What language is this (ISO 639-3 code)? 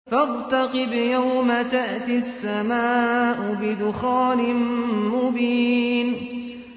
ara